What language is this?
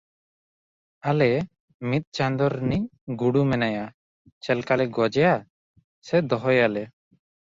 Santali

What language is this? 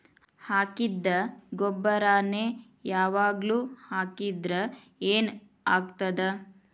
Kannada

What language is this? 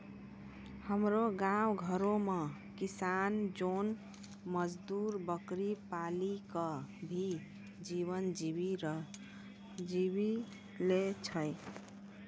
Maithili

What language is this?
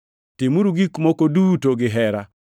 Luo (Kenya and Tanzania)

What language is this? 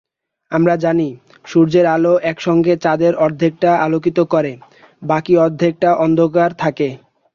Bangla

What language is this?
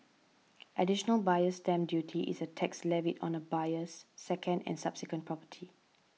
English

